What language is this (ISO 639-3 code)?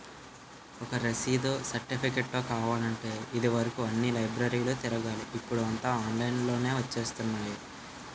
tel